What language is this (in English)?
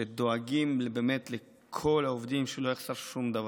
Hebrew